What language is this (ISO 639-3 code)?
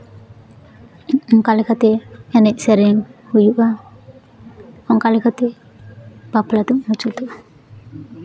sat